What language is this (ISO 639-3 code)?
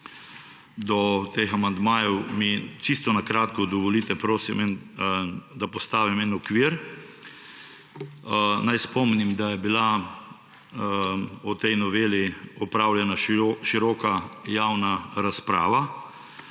slv